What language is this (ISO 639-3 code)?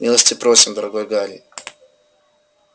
rus